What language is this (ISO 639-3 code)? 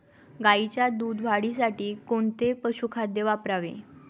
mar